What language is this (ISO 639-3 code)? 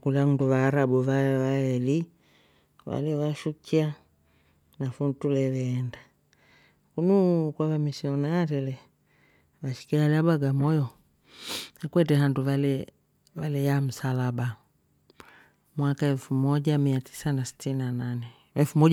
rof